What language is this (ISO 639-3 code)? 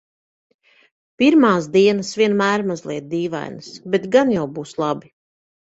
lav